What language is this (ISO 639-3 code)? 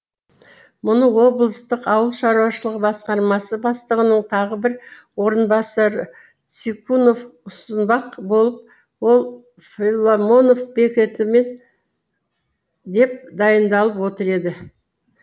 kaz